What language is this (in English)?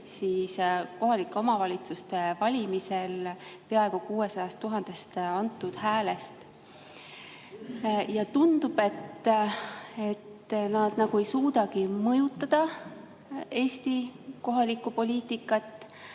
Estonian